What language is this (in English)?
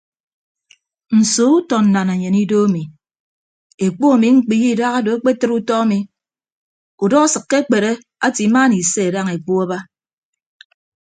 Ibibio